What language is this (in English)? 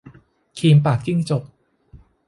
Thai